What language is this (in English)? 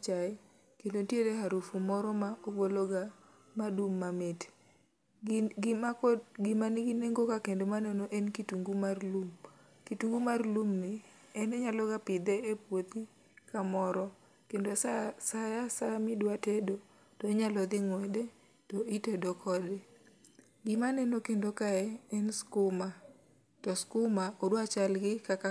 Luo (Kenya and Tanzania)